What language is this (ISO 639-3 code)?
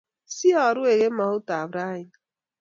kln